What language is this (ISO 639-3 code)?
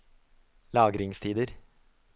nor